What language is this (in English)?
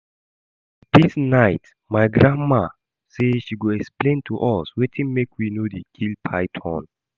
Nigerian Pidgin